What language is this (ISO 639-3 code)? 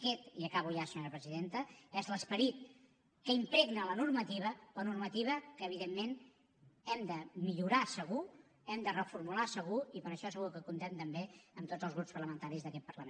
cat